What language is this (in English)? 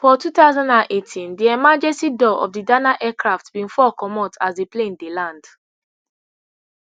Nigerian Pidgin